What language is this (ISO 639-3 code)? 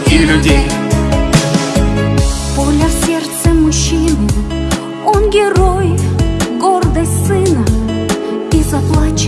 rus